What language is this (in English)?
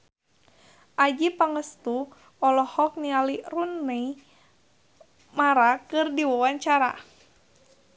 Sundanese